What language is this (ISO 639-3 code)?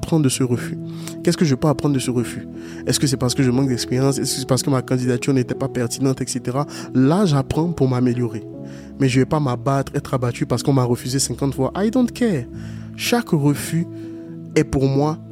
fra